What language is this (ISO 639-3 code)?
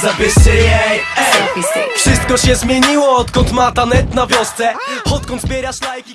pol